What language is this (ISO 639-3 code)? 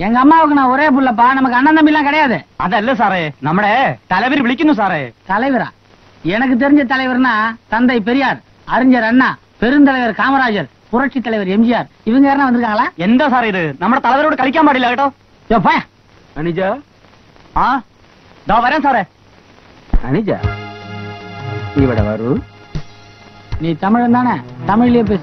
tam